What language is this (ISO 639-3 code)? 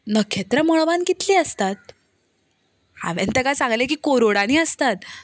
kok